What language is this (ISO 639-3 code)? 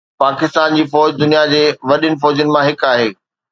snd